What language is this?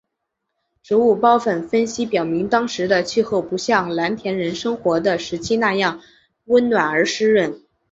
Chinese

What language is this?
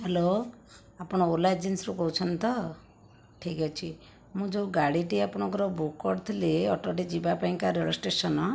Odia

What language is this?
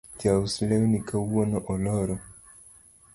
Luo (Kenya and Tanzania)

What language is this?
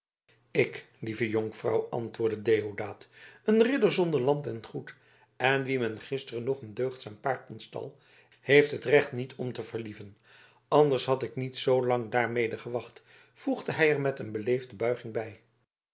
Dutch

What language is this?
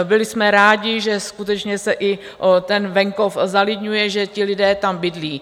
Czech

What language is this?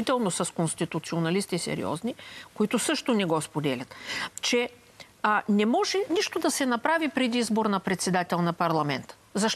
Bulgarian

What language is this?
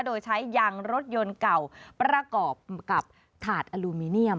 Thai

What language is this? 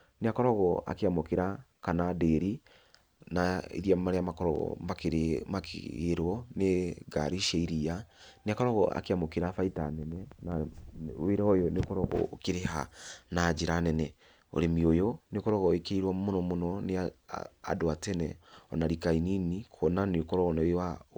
Kikuyu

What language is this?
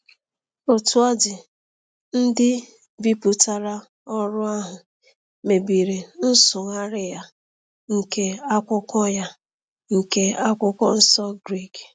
Igbo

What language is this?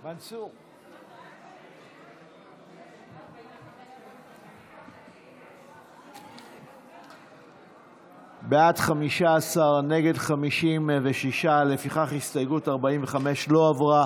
Hebrew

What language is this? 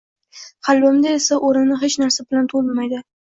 Uzbek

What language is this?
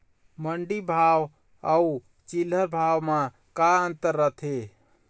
Chhattisgarhi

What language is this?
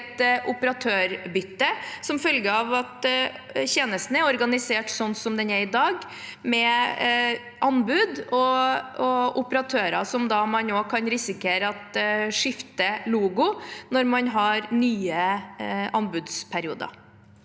Norwegian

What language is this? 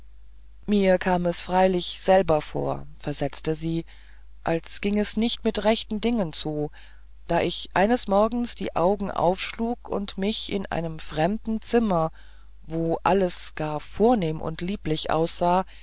German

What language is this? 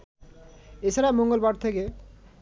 Bangla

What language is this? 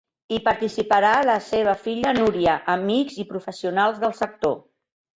Catalan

